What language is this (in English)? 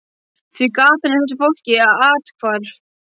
Icelandic